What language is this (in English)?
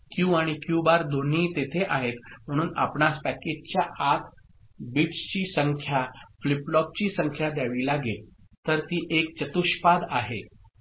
Marathi